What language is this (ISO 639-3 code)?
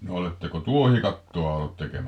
fin